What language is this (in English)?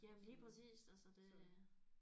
Danish